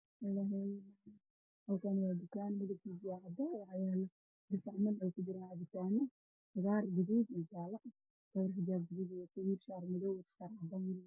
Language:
Somali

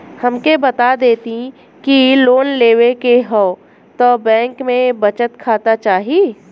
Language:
Bhojpuri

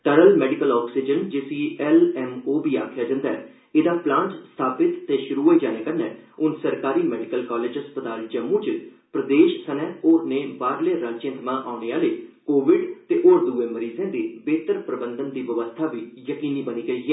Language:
Dogri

